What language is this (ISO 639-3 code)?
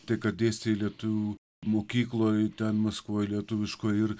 lit